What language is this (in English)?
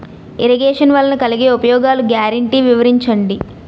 Telugu